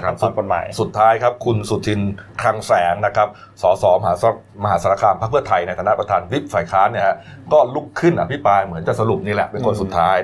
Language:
Thai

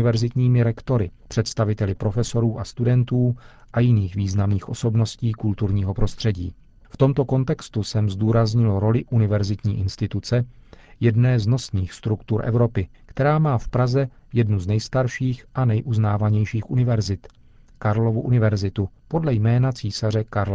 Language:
Czech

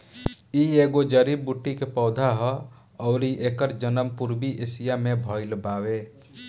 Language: Bhojpuri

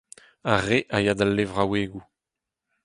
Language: Breton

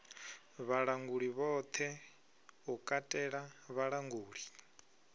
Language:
Venda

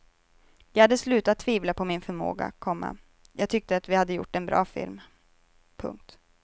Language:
Swedish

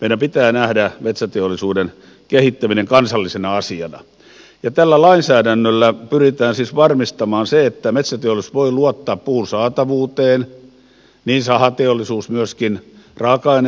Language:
Finnish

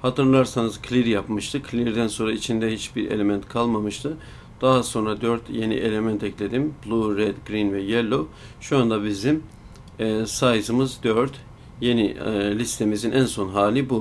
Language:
Turkish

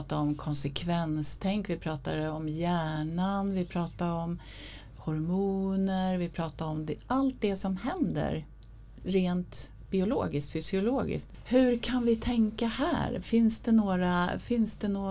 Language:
Swedish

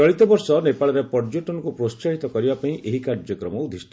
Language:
Odia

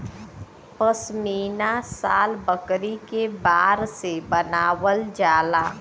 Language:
Bhojpuri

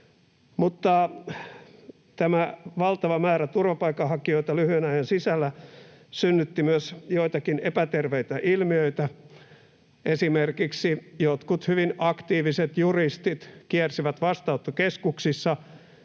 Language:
Finnish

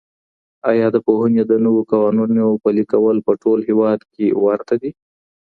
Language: Pashto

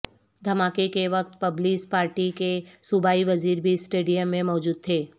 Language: Urdu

